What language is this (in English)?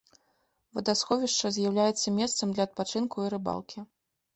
Belarusian